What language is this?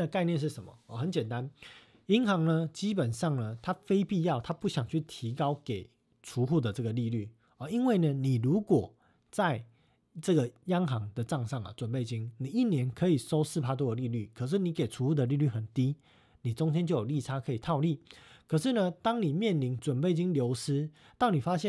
Chinese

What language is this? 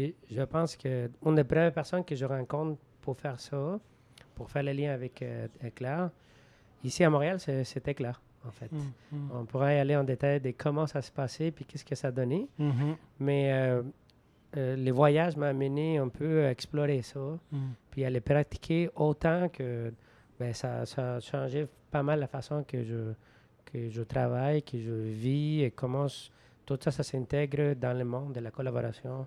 French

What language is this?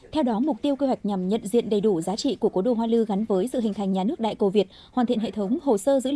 Vietnamese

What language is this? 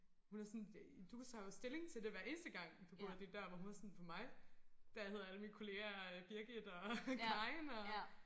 Danish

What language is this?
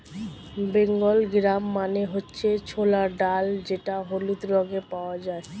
Bangla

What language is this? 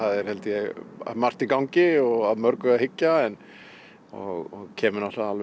Icelandic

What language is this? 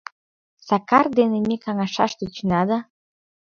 Mari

